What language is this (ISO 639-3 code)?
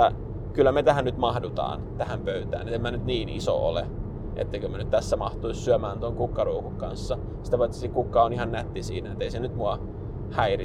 fin